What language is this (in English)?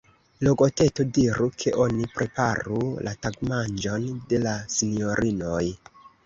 Esperanto